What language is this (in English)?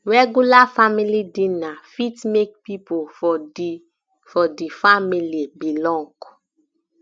Nigerian Pidgin